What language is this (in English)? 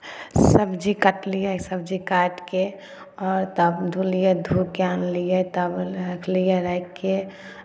Maithili